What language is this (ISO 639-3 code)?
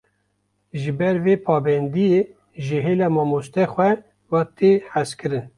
kur